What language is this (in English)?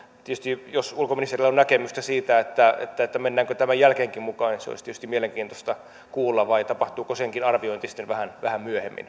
Finnish